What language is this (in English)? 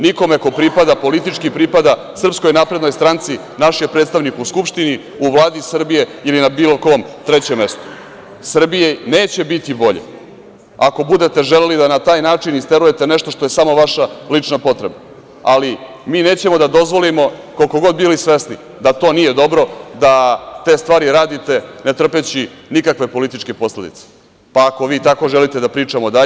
Serbian